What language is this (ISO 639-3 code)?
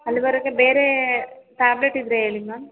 kan